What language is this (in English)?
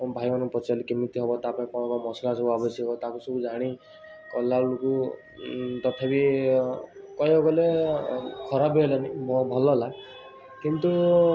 Odia